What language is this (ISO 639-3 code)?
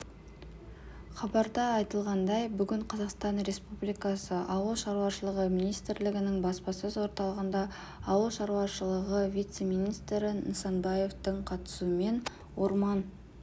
kaz